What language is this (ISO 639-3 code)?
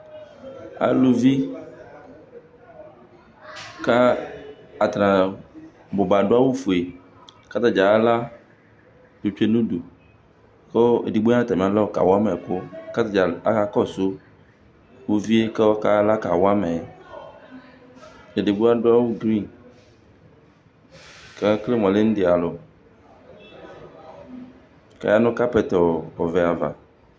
kpo